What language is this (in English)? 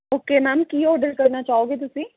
Punjabi